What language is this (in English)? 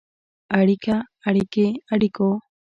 Pashto